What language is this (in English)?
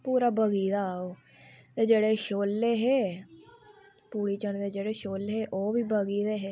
Dogri